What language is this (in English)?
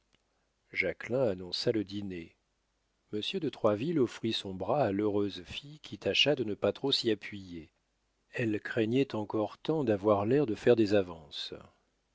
French